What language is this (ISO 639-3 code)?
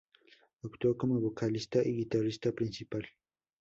spa